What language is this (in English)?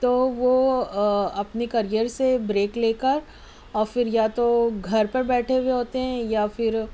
Urdu